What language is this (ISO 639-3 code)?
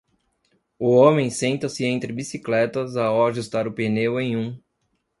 por